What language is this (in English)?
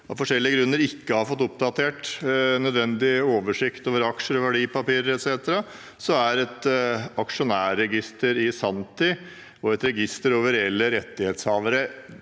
Norwegian